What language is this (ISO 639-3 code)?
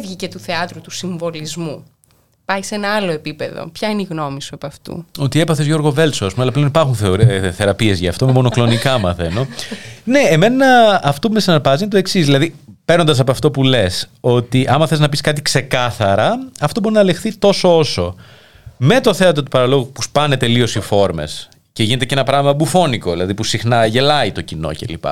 ell